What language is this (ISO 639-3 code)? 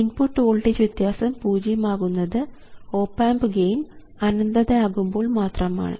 mal